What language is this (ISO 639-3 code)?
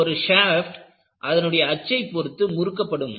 tam